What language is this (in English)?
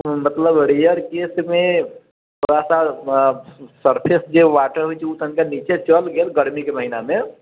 Maithili